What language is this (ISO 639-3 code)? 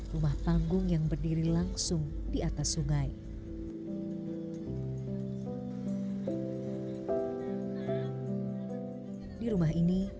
ind